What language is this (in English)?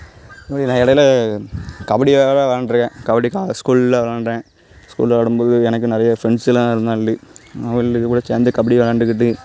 Tamil